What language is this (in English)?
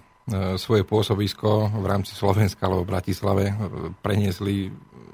Slovak